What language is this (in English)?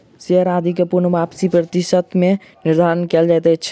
Maithili